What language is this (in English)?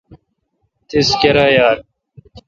Kalkoti